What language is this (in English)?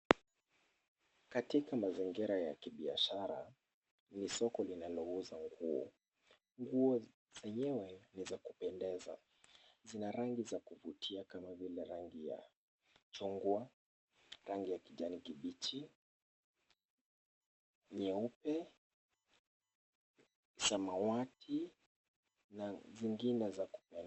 Swahili